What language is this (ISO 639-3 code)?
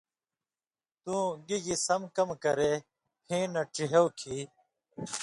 mvy